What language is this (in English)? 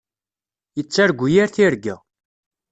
Kabyle